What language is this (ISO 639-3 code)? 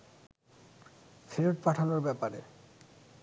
ben